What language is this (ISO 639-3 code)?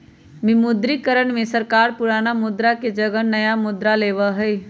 mag